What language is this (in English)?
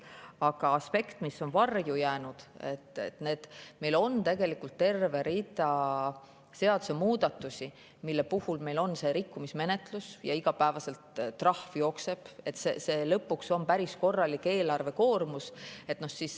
Estonian